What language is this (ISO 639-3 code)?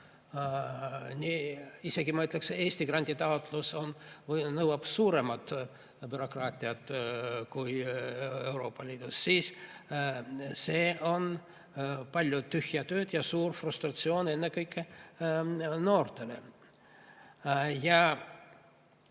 est